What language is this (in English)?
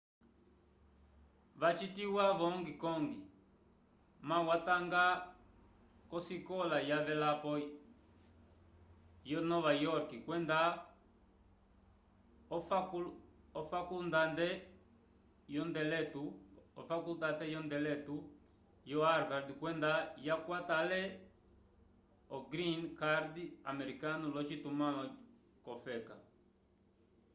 Umbundu